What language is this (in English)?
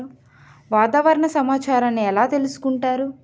Telugu